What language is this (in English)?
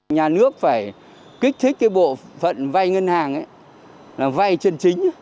Vietnamese